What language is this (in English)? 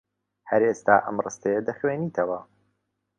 Central Kurdish